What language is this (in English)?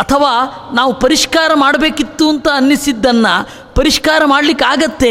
Kannada